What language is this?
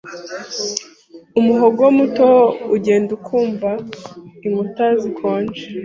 Kinyarwanda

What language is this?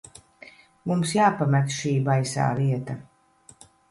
Latvian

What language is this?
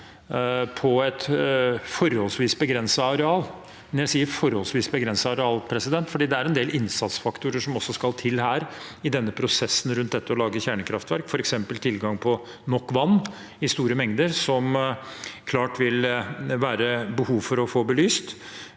Norwegian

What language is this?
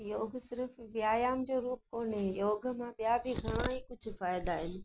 Sindhi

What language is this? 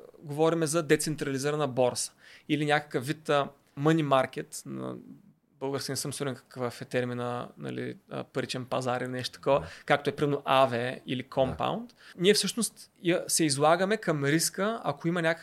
Bulgarian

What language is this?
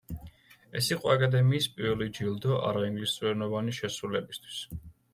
Georgian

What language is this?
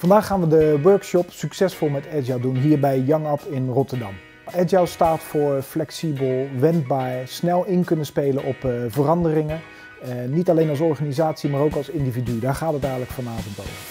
Dutch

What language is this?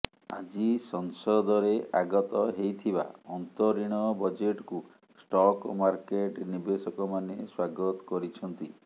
Odia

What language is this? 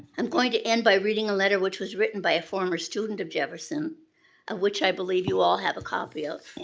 English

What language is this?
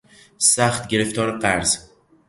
Persian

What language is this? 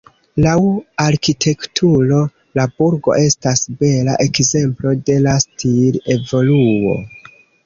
Esperanto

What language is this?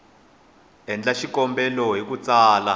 Tsonga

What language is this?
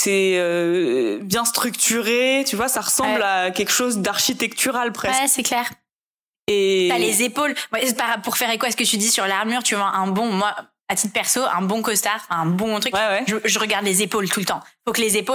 French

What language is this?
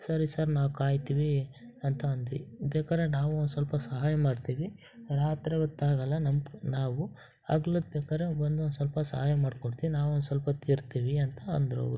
Kannada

